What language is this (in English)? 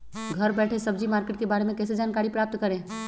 Magahi